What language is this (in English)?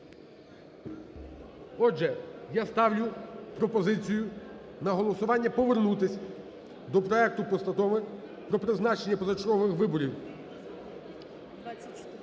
Ukrainian